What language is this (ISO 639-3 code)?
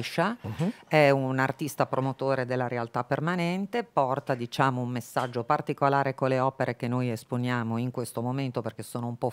ita